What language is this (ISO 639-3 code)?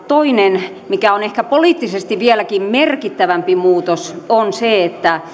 fin